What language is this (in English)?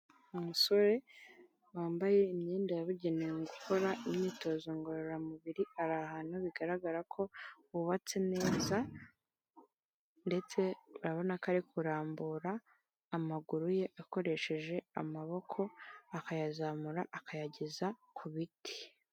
Kinyarwanda